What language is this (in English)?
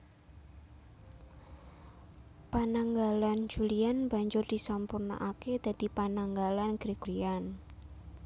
Javanese